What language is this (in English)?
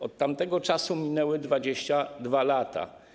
Polish